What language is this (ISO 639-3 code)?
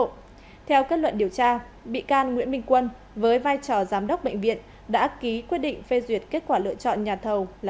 vie